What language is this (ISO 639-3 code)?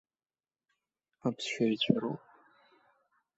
abk